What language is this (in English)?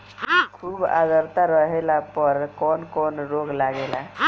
Bhojpuri